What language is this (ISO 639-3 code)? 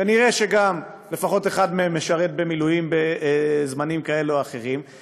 heb